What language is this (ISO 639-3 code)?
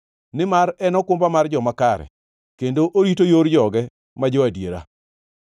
luo